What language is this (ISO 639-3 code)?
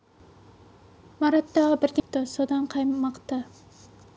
kaz